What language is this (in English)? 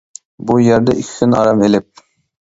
Uyghur